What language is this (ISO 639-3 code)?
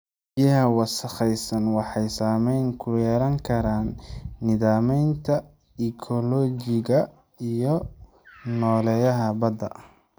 som